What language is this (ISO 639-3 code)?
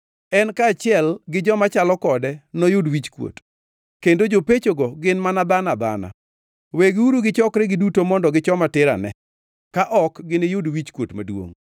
luo